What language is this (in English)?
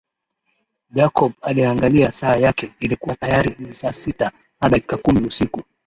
Swahili